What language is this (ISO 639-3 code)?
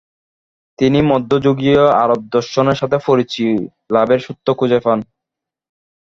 ben